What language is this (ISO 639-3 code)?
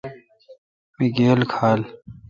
xka